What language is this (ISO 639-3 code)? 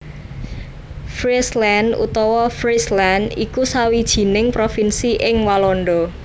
jav